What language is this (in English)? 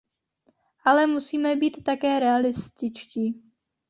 Czech